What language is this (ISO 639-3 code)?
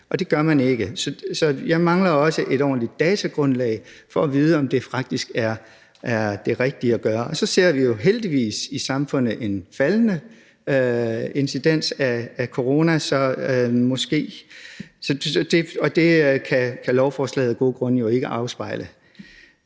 dan